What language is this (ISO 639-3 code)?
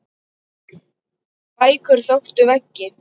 isl